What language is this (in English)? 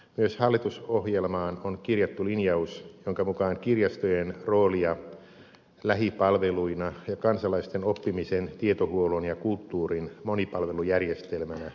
Finnish